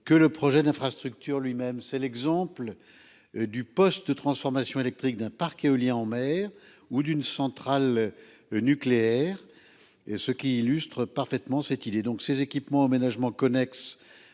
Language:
French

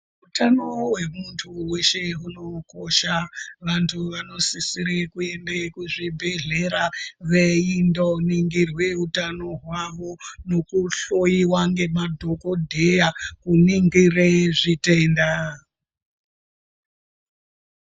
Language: Ndau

